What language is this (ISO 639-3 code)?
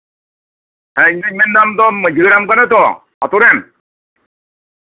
sat